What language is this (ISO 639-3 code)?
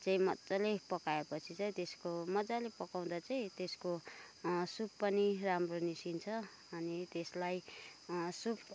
nep